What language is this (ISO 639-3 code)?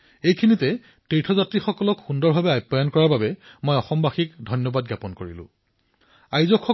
asm